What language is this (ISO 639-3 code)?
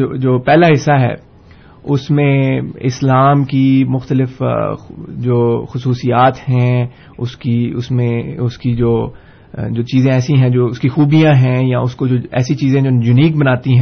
urd